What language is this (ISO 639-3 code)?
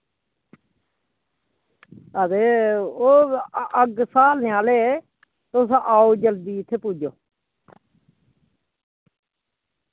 doi